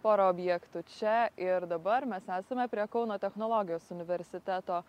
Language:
Lithuanian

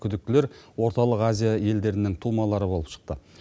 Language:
Kazakh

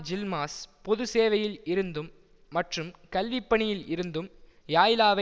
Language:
Tamil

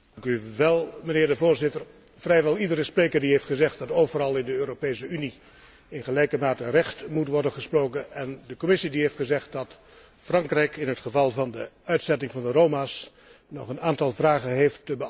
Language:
Dutch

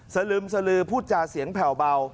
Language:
Thai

